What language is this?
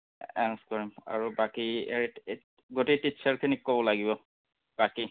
Assamese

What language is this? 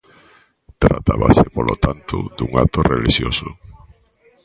Galician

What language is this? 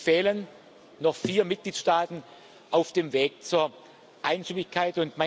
German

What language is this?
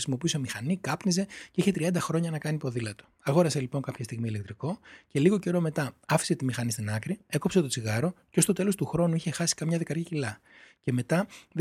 Greek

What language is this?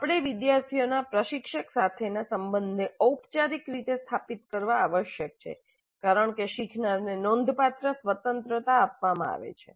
Gujarati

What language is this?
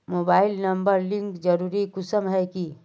Magahi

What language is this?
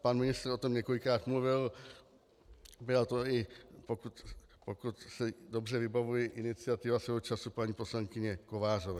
Czech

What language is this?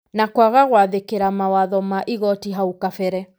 Kikuyu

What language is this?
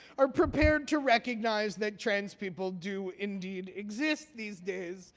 English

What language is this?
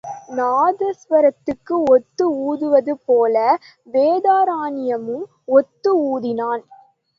Tamil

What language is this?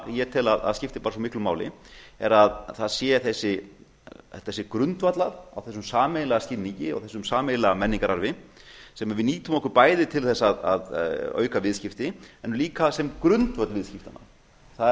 Icelandic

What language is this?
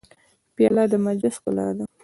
Pashto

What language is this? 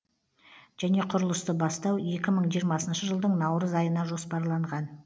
Kazakh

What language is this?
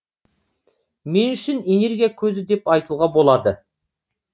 Kazakh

